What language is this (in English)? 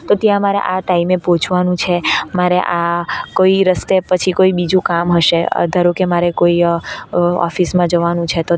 Gujarati